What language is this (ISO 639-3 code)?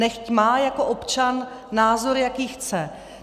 ces